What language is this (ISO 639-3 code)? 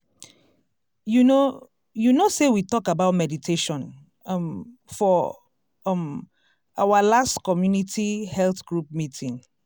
pcm